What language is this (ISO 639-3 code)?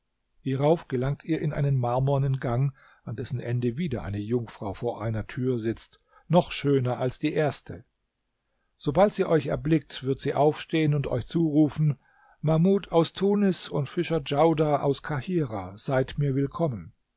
deu